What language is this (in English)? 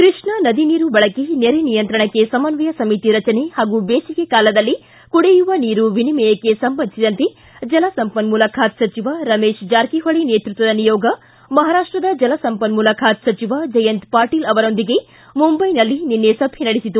Kannada